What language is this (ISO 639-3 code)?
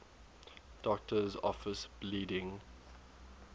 eng